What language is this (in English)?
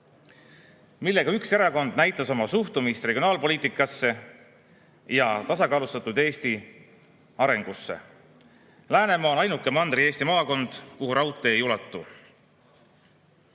Estonian